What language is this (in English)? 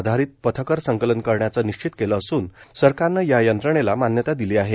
Marathi